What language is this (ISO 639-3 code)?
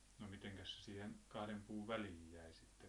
fin